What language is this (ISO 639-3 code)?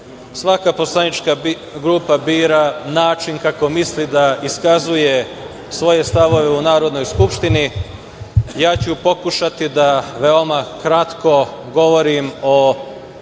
srp